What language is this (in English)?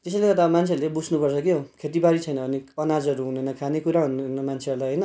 Nepali